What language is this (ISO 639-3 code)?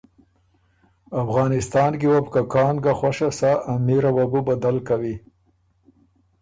oru